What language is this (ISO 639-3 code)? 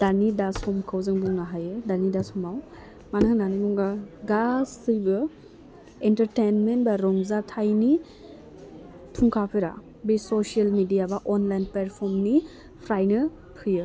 brx